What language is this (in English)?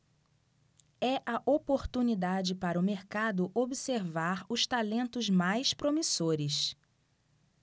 Portuguese